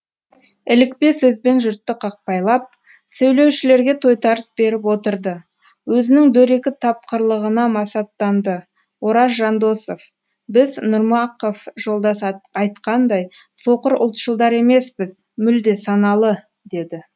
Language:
Kazakh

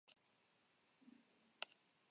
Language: Basque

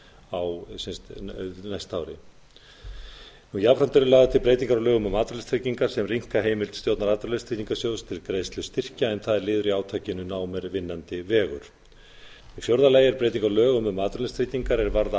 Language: Icelandic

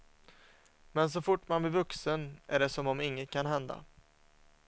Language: Swedish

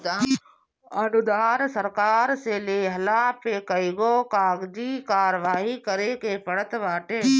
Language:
Bhojpuri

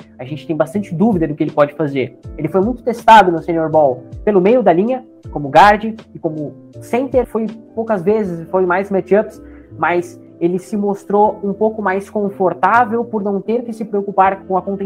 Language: Portuguese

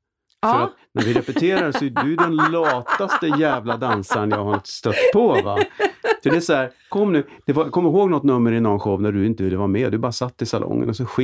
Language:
Swedish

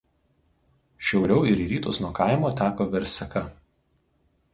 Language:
Lithuanian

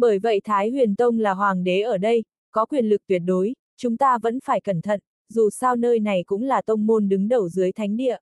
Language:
Vietnamese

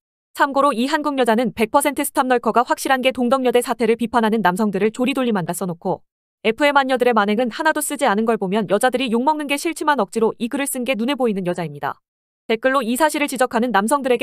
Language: Korean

